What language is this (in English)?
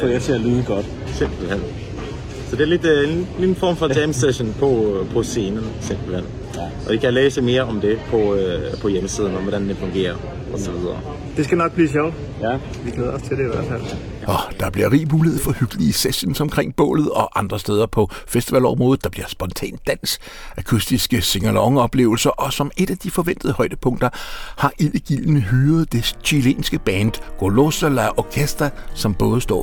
Danish